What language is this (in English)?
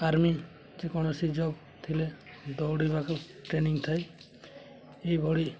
Odia